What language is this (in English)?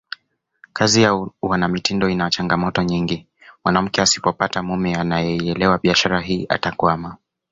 Swahili